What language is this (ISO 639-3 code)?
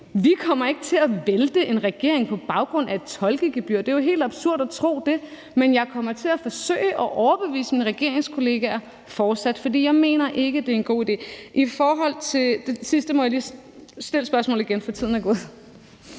dan